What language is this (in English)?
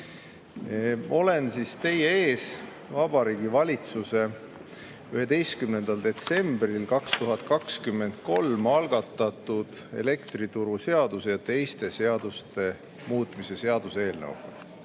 Estonian